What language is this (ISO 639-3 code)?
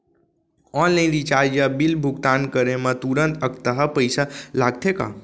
hne